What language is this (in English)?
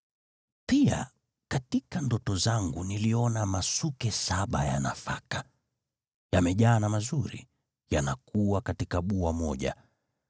Swahili